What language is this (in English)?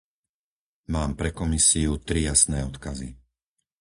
Slovak